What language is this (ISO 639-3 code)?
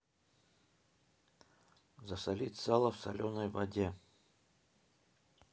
rus